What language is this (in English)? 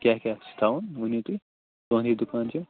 Kashmiri